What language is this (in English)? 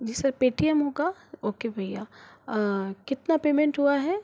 Hindi